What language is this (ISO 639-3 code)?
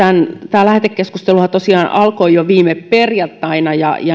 fin